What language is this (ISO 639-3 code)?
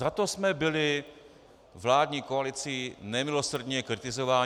ces